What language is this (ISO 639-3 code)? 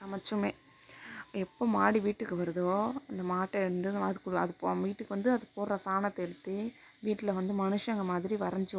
tam